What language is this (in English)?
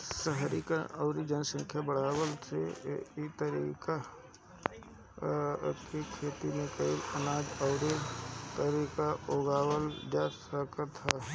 Bhojpuri